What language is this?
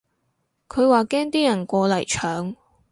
Cantonese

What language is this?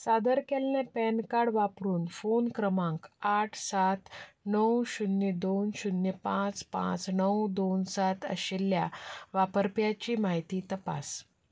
Konkani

